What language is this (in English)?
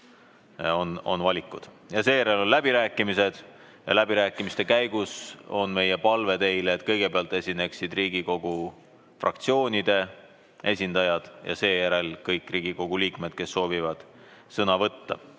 Estonian